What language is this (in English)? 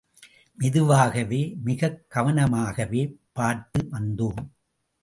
Tamil